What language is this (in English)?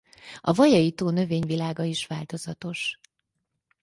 Hungarian